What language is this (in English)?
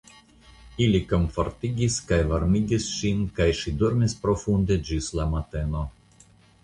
Esperanto